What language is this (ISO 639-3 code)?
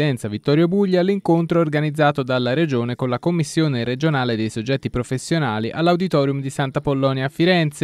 ita